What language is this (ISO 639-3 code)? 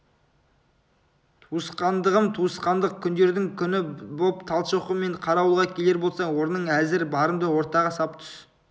kaz